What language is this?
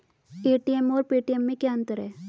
Hindi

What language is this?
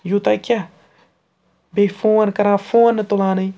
Kashmiri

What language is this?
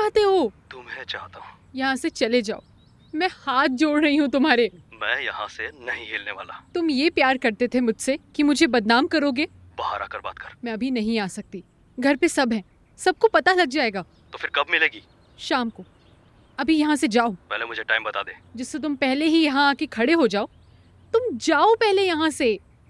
Hindi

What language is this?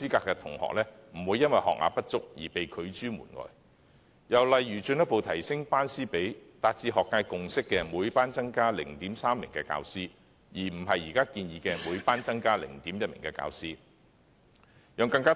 Cantonese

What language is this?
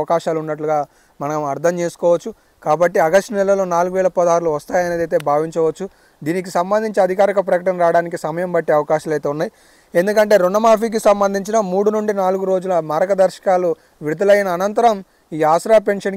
Telugu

